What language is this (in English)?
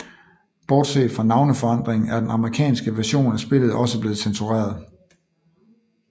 Danish